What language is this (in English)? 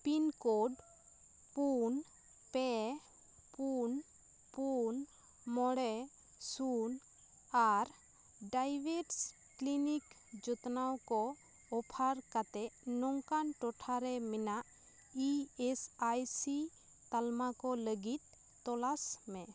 Santali